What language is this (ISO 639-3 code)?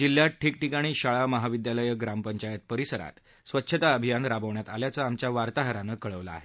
mar